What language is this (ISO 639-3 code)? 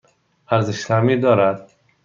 fas